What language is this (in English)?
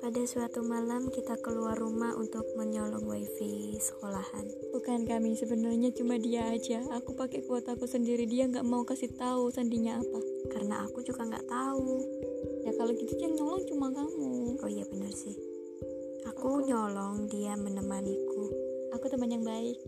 Indonesian